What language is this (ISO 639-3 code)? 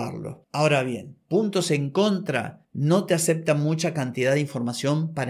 spa